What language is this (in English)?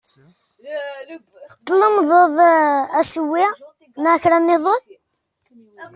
Kabyle